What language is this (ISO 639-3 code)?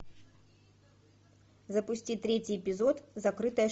rus